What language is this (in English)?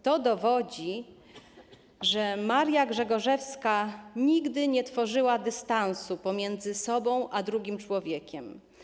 Polish